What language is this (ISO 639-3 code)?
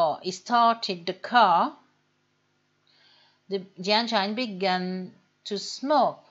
fra